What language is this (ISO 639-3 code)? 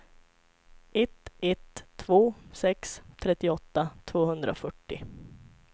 swe